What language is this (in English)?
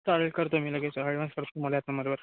Marathi